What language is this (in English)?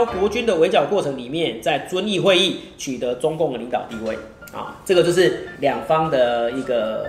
Chinese